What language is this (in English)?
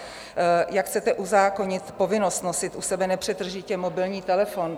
Czech